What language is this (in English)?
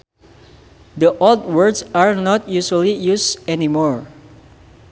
Sundanese